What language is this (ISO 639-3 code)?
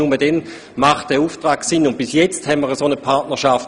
gsw